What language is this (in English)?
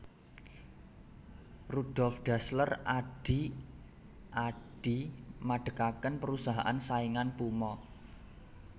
Javanese